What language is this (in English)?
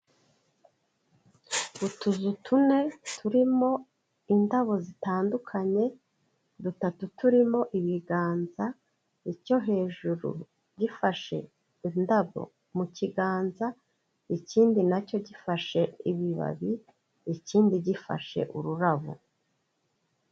Kinyarwanda